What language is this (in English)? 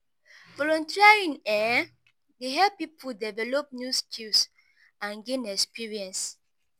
Nigerian Pidgin